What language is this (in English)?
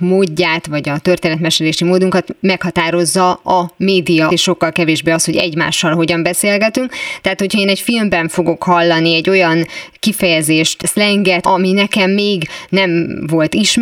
Hungarian